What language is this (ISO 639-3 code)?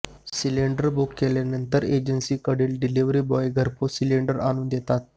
mar